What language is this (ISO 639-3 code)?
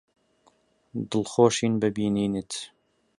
ckb